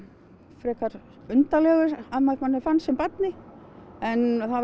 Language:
Icelandic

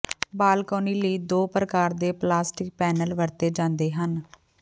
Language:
Punjabi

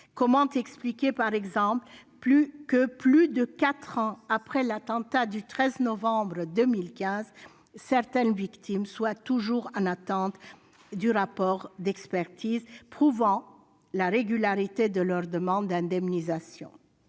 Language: French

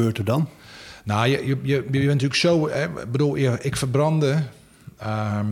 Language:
Dutch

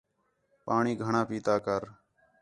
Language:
Khetrani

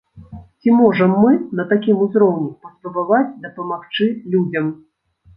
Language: Belarusian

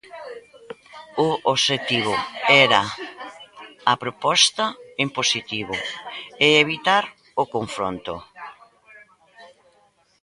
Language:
Galician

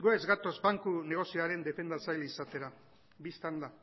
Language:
Basque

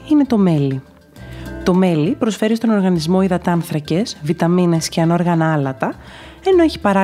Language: Greek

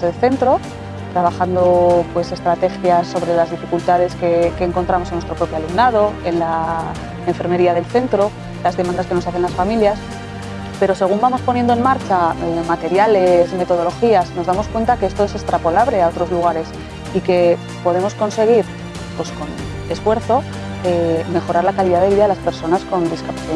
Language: Spanish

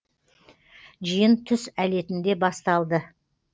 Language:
Kazakh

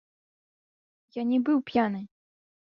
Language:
Belarusian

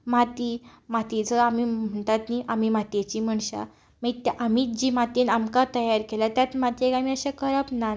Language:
Konkani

